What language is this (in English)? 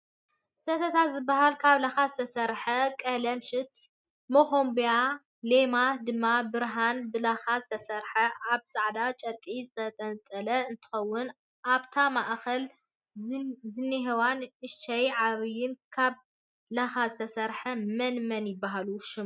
Tigrinya